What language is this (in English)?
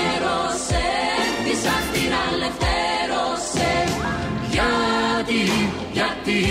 Greek